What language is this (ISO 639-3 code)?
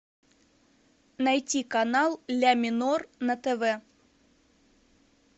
rus